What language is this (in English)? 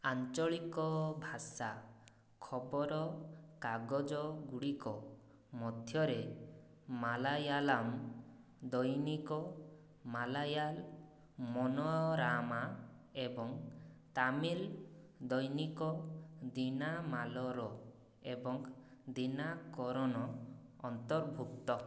Odia